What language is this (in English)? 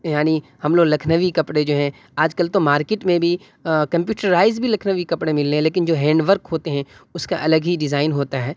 Urdu